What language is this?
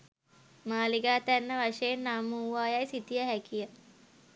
Sinhala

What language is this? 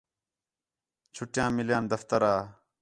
Khetrani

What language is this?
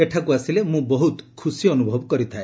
Odia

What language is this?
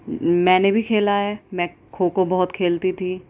Urdu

